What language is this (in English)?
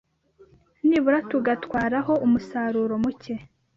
Kinyarwanda